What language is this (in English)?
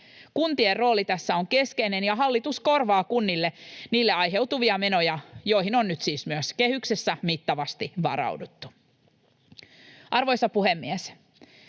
Finnish